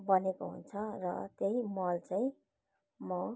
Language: Nepali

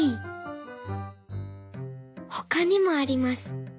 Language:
Japanese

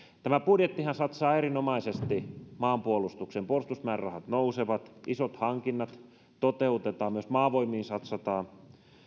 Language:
Finnish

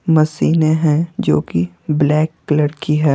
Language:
Hindi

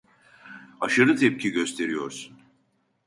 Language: Turkish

